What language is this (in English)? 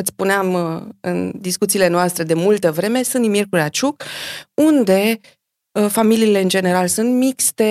Romanian